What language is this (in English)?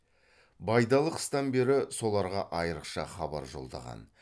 Kazakh